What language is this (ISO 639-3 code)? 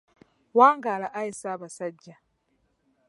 lug